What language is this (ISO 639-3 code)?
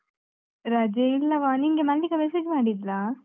kan